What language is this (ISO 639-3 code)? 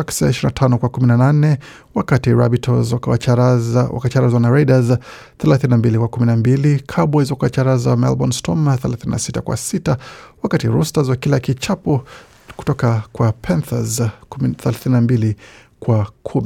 swa